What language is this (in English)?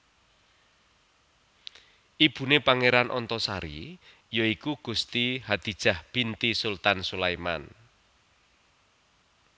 Javanese